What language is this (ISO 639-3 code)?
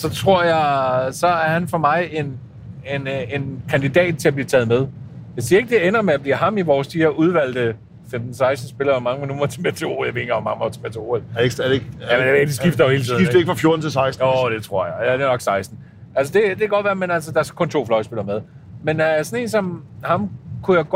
dan